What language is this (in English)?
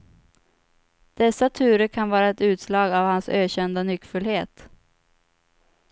Swedish